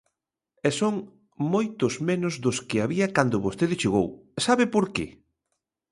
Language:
Galician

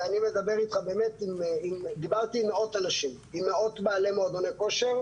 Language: Hebrew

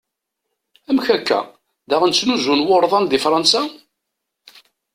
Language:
Kabyle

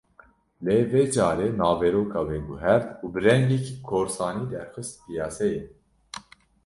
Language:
Kurdish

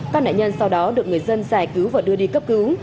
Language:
Vietnamese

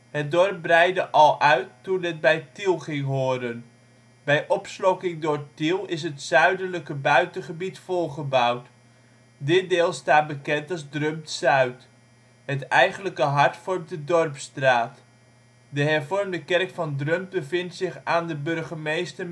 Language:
Dutch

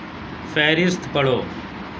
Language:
Urdu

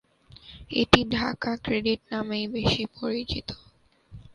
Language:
Bangla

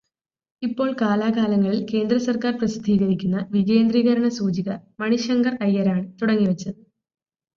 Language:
Malayalam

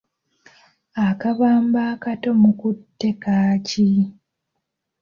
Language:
Ganda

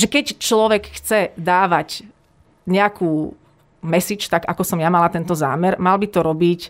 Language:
Slovak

